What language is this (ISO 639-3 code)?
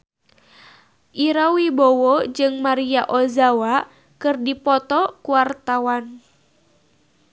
sun